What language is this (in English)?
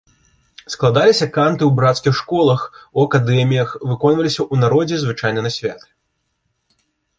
Belarusian